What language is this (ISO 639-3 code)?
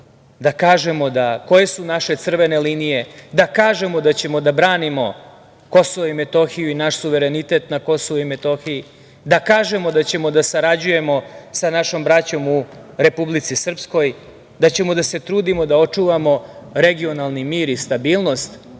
srp